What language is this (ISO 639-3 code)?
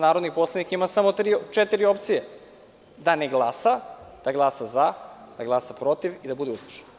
srp